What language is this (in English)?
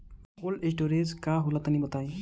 Bhojpuri